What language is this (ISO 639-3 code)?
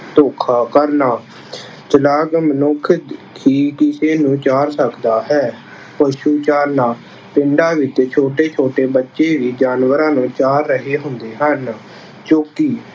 pan